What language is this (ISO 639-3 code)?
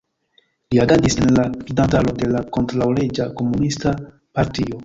epo